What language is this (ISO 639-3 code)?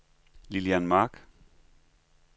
dan